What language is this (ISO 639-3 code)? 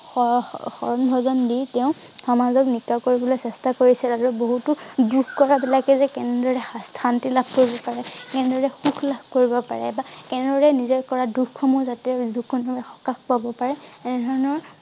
asm